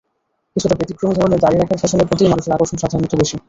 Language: Bangla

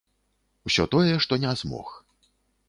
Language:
Belarusian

